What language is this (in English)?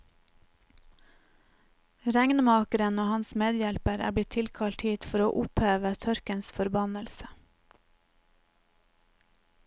Norwegian